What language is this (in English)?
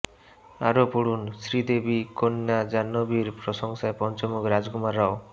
Bangla